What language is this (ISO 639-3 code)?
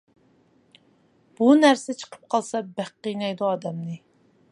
uig